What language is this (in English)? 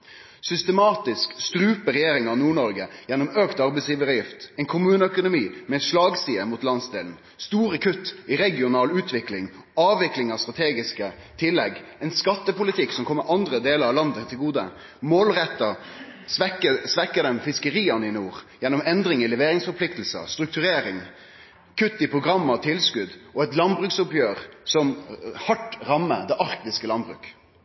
Norwegian Nynorsk